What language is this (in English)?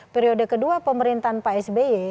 Indonesian